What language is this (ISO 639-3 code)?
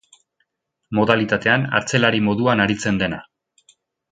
eus